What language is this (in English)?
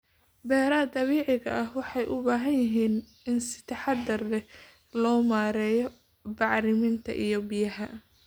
Somali